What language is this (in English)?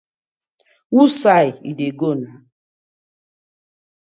Nigerian Pidgin